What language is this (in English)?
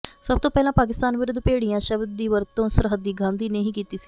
Punjabi